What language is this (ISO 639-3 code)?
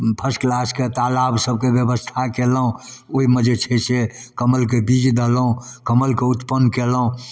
mai